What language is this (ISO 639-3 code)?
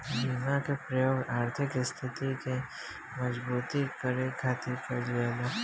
bho